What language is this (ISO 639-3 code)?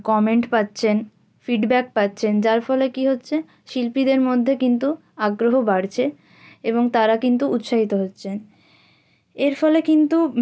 ben